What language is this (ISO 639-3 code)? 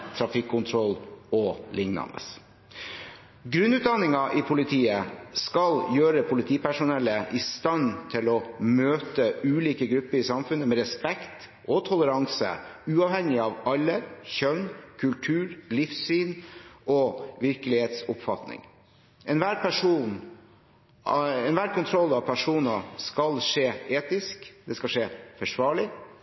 nob